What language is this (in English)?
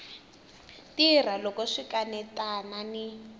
Tsonga